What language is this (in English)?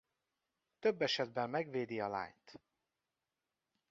Hungarian